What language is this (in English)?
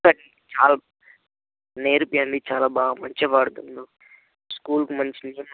Telugu